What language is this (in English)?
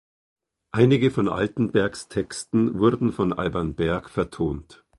German